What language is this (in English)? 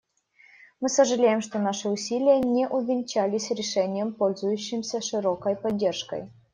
Russian